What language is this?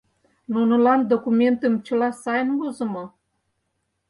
Mari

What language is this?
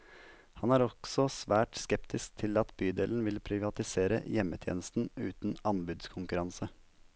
Norwegian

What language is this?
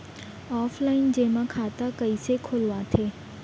Chhattisgarhi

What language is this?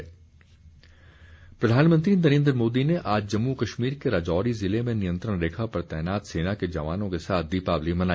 Hindi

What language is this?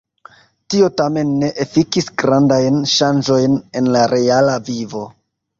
Esperanto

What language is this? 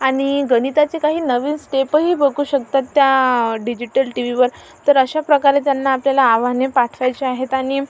Marathi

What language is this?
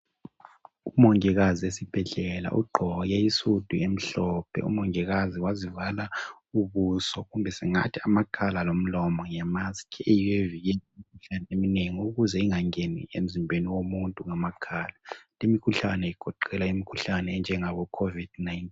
North Ndebele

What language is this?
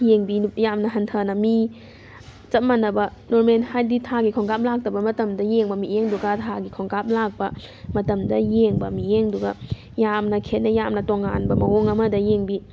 Manipuri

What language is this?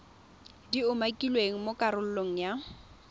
Tswana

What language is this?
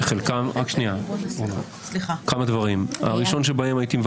Hebrew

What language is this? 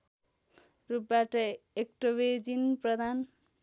Nepali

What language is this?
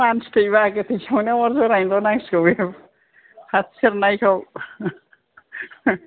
Bodo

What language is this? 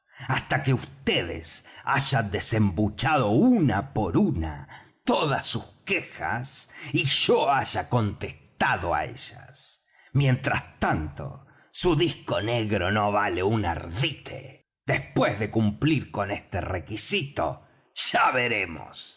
Spanish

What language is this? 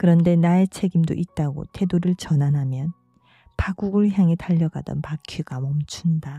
Korean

